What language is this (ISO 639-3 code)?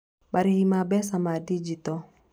kik